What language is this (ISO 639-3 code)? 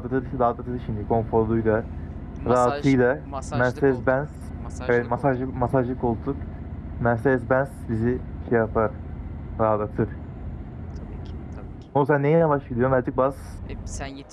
tur